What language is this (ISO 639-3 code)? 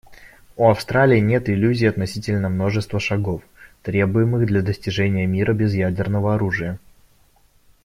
rus